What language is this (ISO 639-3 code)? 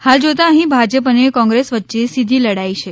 guj